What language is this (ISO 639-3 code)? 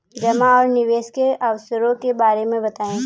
hin